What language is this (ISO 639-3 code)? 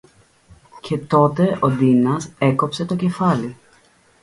ell